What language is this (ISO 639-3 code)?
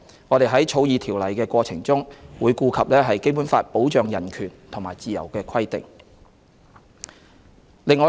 yue